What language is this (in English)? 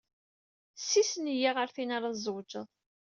Kabyle